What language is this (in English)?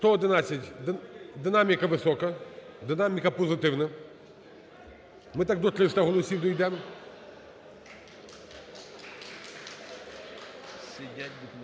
Ukrainian